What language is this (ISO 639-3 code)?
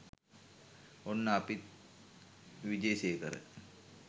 sin